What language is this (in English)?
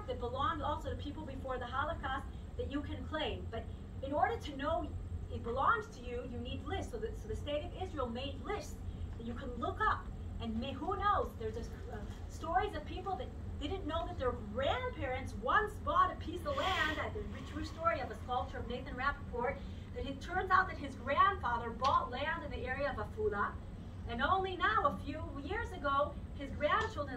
English